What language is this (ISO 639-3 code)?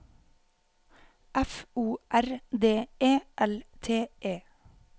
nor